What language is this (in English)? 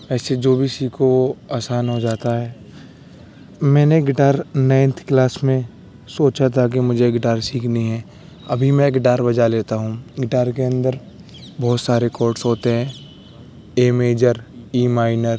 Urdu